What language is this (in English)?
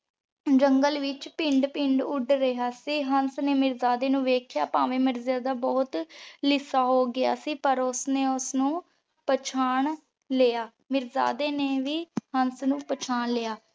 Punjabi